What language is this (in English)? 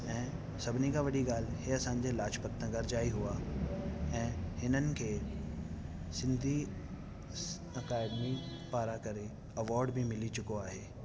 Sindhi